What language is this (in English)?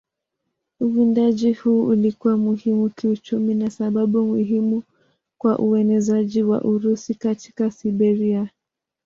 Swahili